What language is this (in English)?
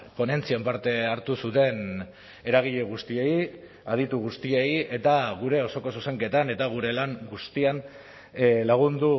Basque